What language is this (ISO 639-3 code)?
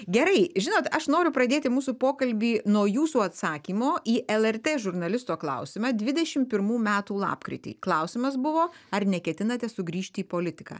lit